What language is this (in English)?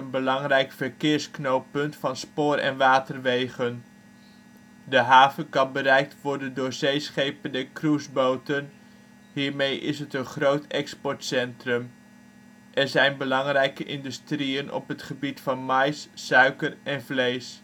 Dutch